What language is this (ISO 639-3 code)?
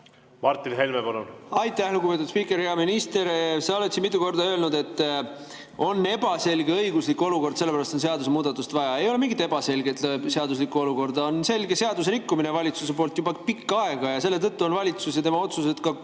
est